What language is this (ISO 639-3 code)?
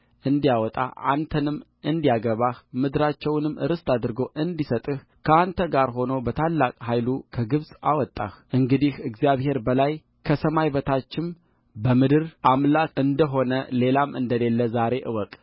amh